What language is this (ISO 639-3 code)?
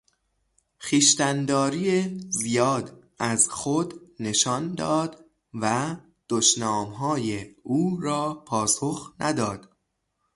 fas